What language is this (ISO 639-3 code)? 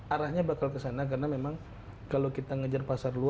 ind